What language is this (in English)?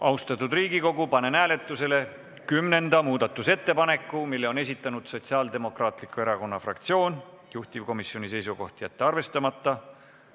Estonian